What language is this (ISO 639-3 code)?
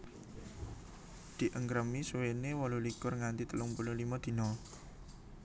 jav